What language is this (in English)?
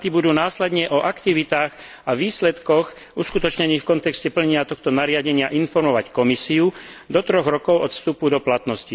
Slovak